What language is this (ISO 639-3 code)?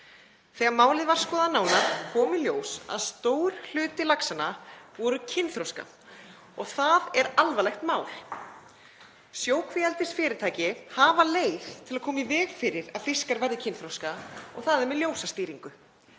isl